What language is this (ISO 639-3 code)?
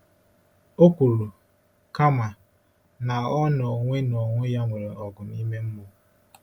ibo